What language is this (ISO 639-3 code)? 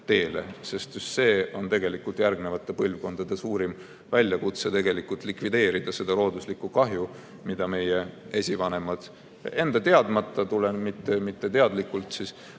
est